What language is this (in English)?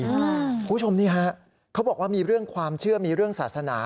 Thai